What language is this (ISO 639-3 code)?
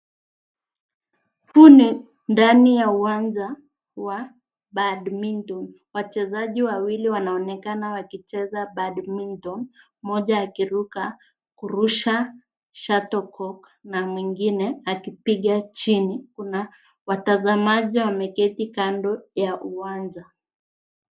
swa